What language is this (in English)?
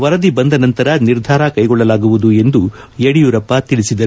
Kannada